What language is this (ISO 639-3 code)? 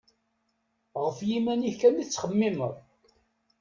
kab